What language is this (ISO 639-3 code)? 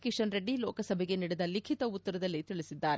kan